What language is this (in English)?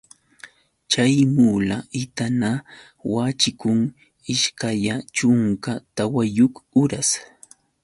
Yauyos Quechua